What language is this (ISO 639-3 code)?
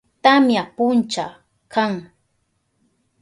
qup